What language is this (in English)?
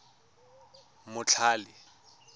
Tswana